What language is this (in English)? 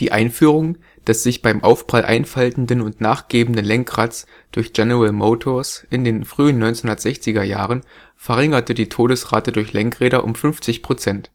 German